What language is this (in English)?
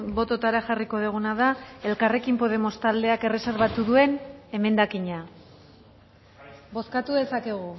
Basque